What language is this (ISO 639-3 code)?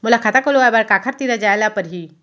hne